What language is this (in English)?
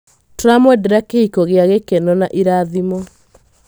Kikuyu